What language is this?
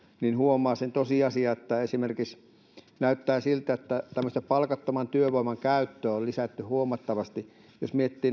Finnish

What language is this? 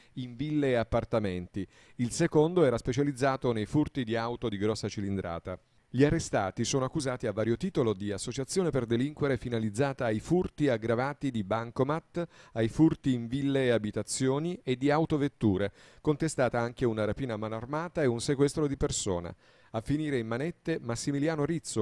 Italian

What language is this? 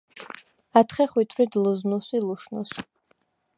Svan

